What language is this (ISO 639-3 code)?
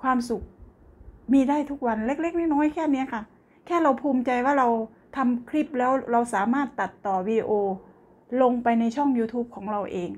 tha